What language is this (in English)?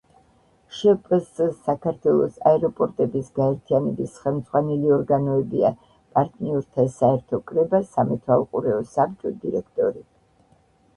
Georgian